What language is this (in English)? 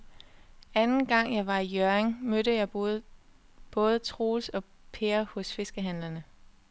Danish